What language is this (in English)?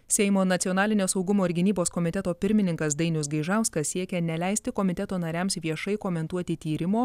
Lithuanian